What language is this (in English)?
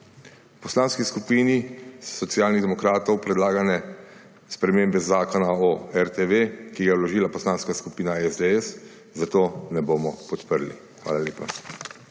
Slovenian